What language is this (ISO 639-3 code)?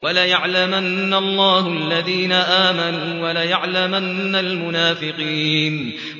ara